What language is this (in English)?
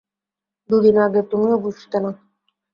Bangla